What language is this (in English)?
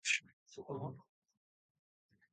Japanese